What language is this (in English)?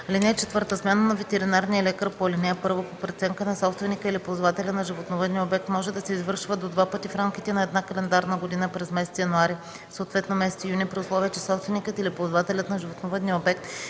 Bulgarian